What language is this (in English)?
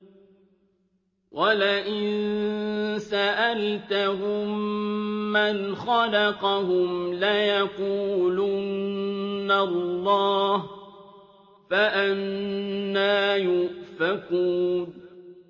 Arabic